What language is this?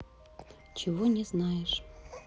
Russian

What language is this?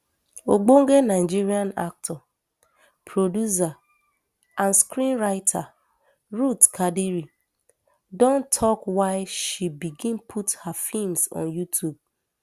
Nigerian Pidgin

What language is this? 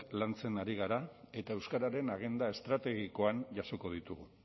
Basque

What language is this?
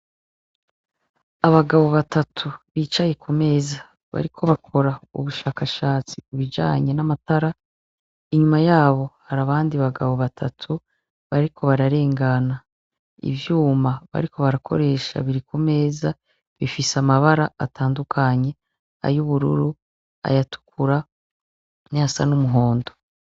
Rundi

